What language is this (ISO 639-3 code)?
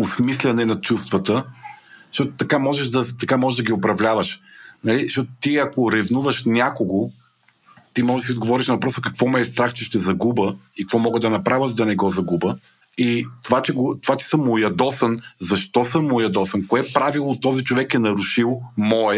bul